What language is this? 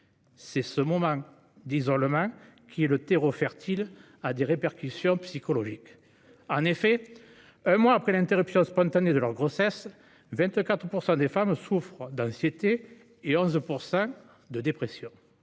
French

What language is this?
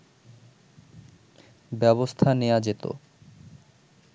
Bangla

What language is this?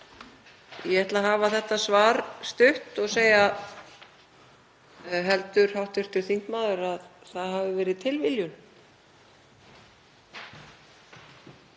Icelandic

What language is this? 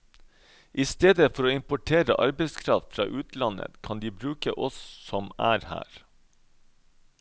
Norwegian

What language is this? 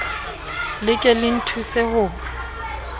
Southern Sotho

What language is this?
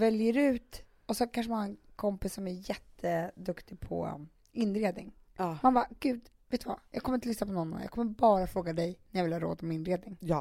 Swedish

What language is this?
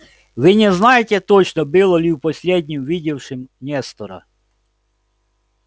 Russian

